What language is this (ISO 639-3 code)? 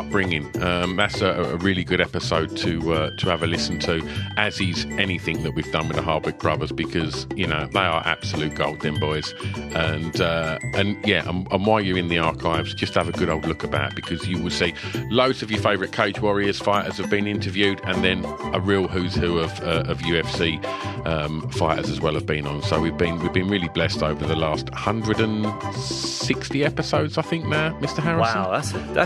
eng